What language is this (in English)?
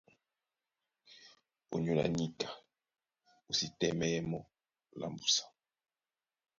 Duala